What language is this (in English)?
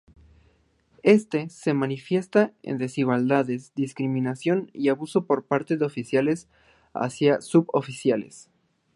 Spanish